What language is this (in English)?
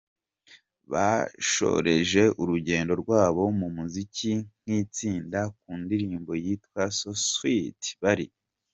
Kinyarwanda